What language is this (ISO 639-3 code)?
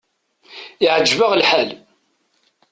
kab